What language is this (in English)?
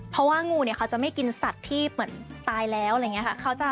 Thai